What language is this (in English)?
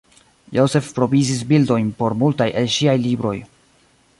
Esperanto